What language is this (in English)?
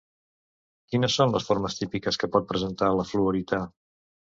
Catalan